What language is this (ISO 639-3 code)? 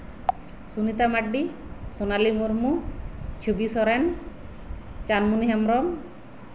sat